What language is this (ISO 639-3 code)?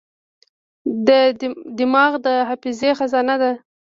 pus